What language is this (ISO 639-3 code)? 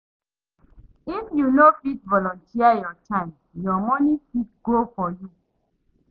pcm